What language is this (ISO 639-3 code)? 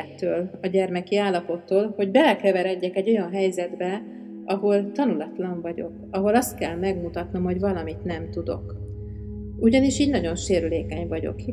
hun